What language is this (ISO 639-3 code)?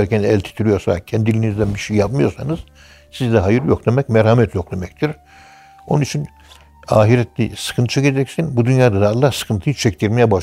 tur